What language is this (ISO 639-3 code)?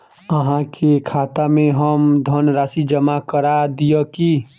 mai